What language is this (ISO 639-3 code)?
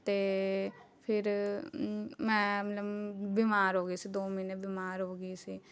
pan